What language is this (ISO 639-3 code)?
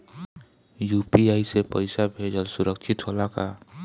bho